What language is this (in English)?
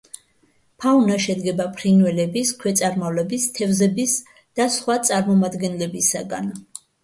Georgian